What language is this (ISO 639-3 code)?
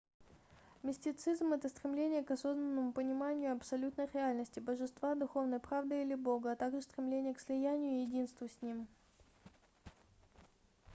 rus